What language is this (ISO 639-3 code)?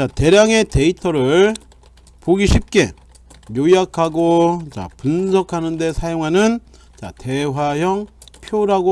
kor